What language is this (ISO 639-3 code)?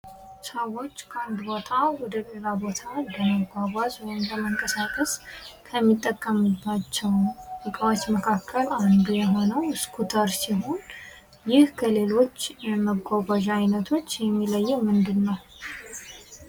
amh